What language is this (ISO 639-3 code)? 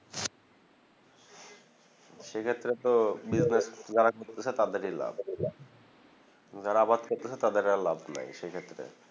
ben